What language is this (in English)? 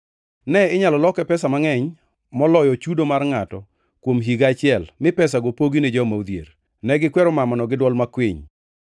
Luo (Kenya and Tanzania)